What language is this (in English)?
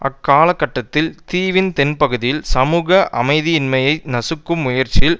Tamil